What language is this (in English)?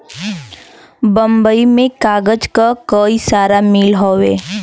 Bhojpuri